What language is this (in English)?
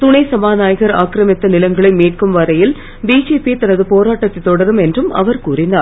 Tamil